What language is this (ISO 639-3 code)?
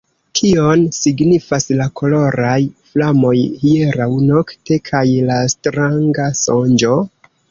epo